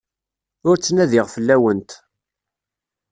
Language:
Kabyle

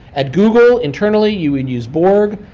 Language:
English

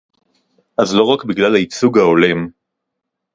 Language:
Hebrew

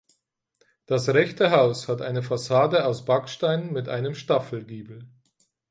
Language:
German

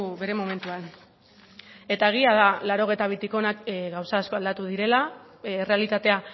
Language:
Basque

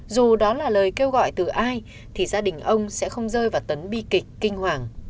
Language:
Vietnamese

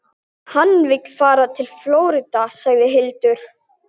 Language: Icelandic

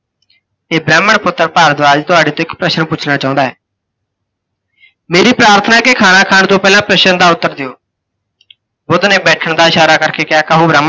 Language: Punjabi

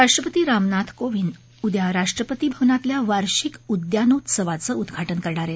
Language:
Marathi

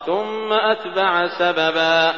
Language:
Arabic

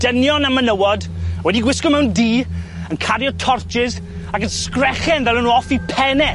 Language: Welsh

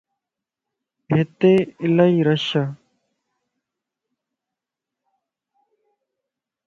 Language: Lasi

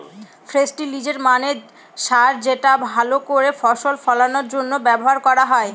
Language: Bangla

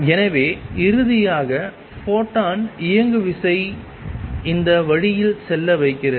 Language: Tamil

